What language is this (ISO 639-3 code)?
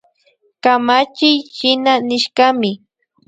qvi